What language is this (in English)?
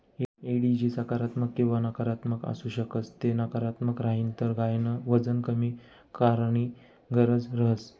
Marathi